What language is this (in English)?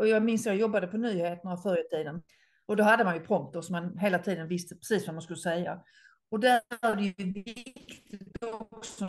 Swedish